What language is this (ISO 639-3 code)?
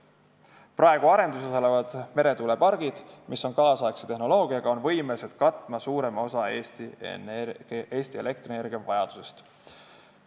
est